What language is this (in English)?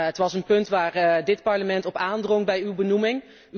Dutch